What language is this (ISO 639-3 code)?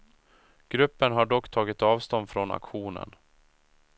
swe